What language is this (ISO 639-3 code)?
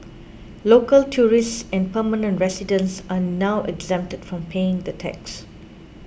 eng